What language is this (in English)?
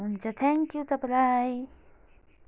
Nepali